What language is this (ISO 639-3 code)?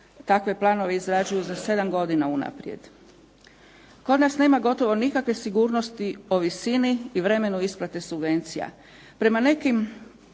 hrv